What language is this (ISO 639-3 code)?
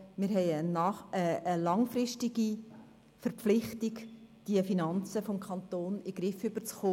gsw